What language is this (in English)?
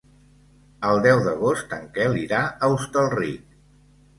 Catalan